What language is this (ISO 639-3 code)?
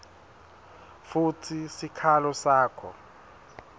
ssw